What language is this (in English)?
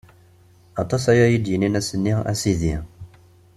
Kabyle